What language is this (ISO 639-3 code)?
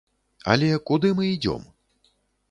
bel